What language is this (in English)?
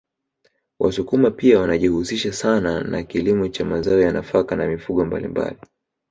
Swahili